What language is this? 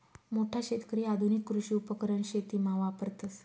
Marathi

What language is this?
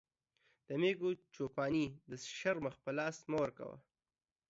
Pashto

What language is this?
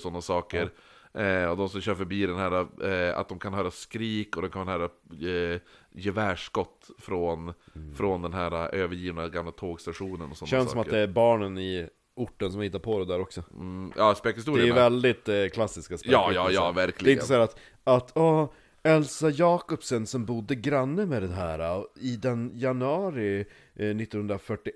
Swedish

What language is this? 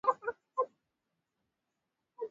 Swahili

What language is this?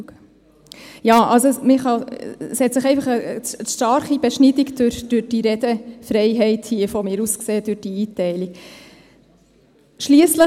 Swiss German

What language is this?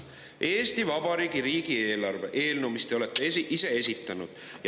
Estonian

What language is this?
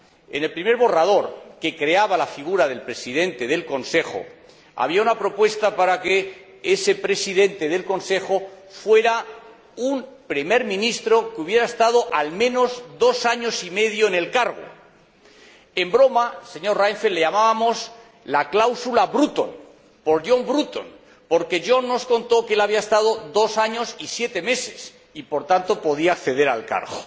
Spanish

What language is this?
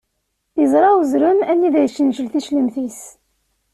Kabyle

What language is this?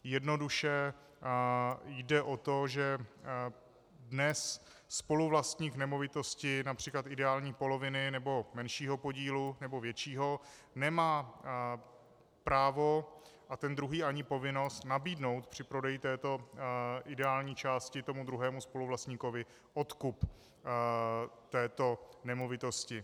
Czech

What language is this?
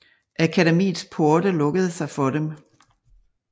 Danish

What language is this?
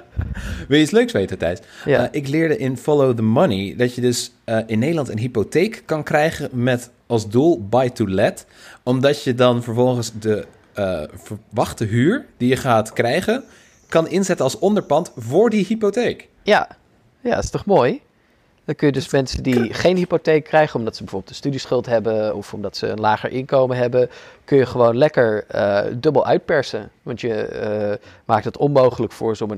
Dutch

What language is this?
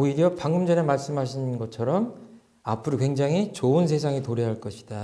Korean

